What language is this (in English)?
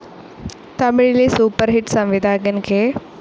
Malayalam